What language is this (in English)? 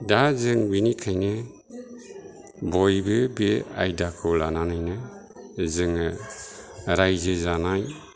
Bodo